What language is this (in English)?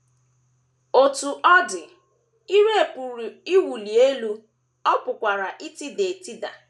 Igbo